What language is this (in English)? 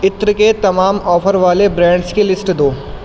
Urdu